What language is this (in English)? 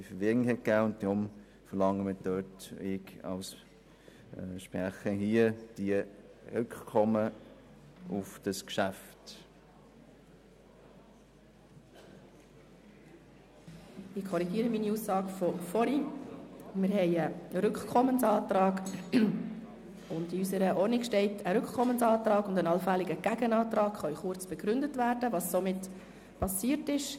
Swiss German